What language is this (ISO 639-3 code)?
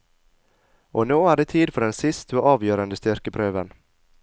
nor